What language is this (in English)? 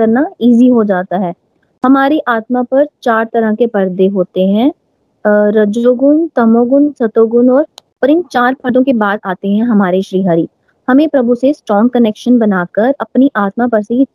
Hindi